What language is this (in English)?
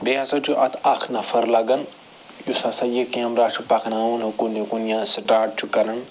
Kashmiri